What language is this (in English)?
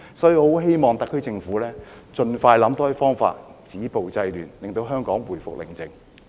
Cantonese